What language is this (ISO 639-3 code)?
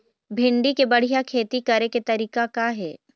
hne